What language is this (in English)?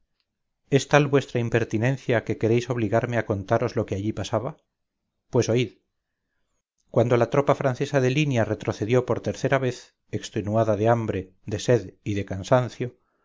Spanish